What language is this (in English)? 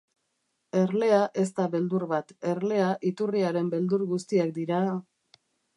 Basque